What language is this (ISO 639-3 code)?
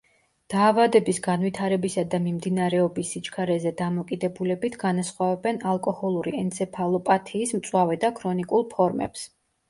kat